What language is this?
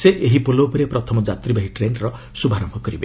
Odia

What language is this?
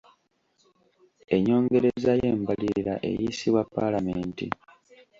Ganda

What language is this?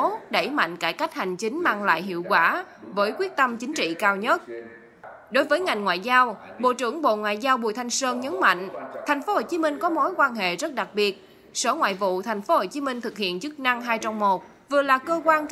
Vietnamese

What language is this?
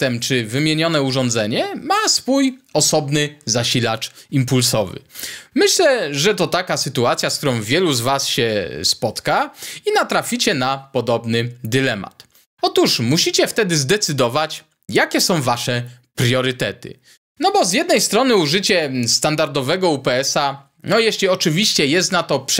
Polish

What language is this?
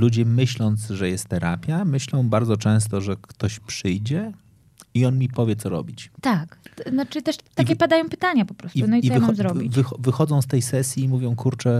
Polish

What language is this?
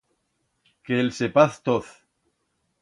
Aragonese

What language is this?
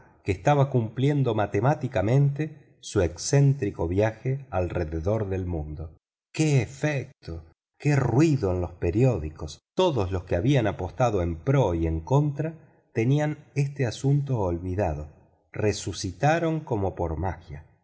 Spanish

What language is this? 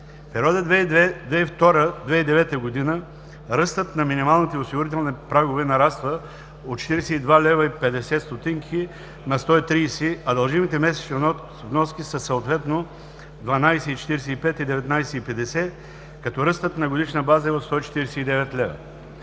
Bulgarian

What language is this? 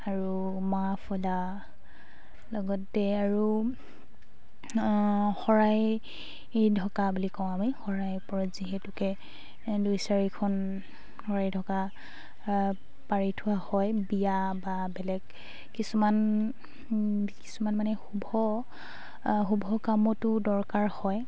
Assamese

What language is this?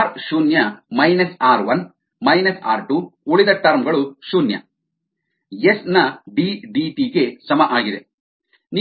Kannada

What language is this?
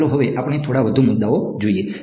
Gujarati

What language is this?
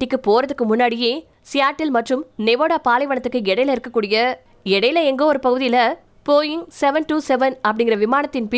Tamil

